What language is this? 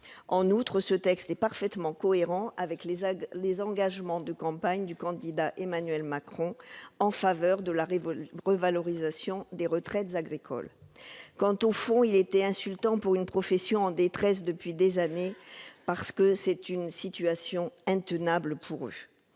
French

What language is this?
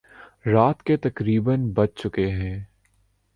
Urdu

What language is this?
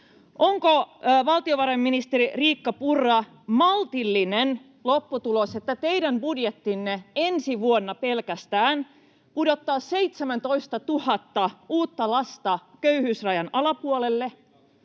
Finnish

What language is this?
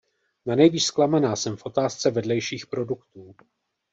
Czech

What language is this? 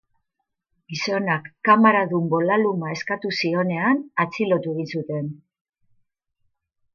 Basque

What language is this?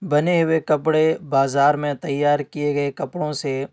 Urdu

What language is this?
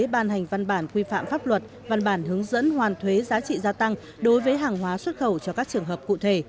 Vietnamese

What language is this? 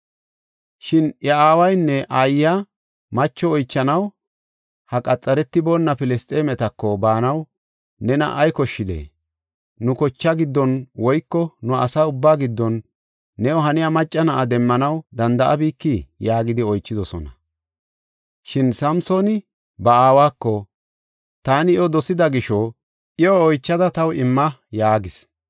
Gofa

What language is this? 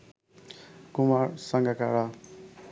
Bangla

